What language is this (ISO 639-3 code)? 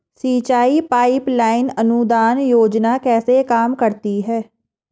hin